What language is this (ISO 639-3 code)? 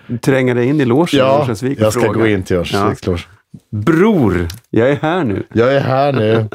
swe